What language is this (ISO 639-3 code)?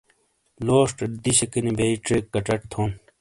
scl